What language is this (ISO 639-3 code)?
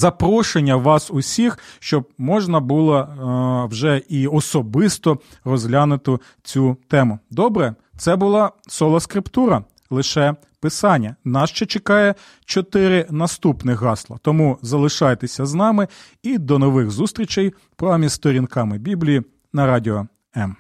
ukr